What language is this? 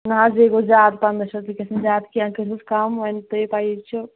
Kashmiri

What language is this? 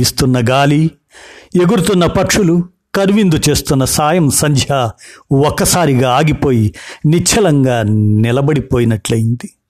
Telugu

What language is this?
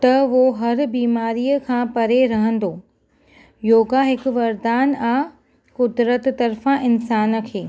Sindhi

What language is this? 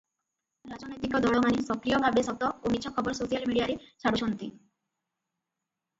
Odia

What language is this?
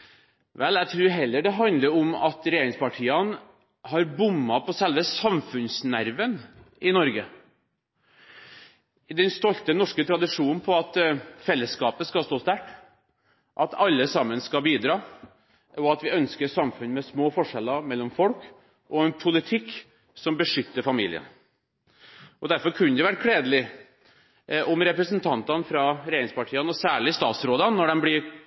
Norwegian Bokmål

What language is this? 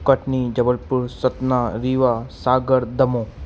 Sindhi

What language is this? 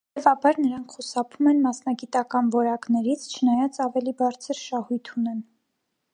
Armenian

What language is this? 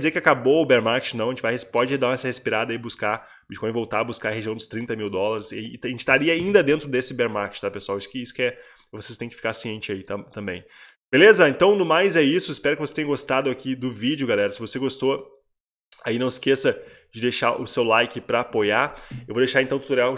Portuguese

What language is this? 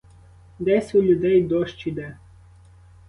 Ukrainian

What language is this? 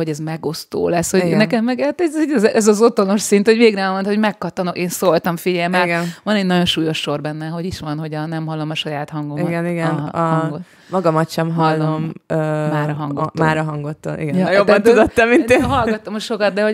Hungarian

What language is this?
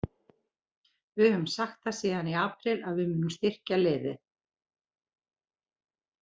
Icelandic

